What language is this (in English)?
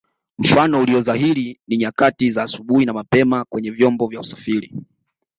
Swahili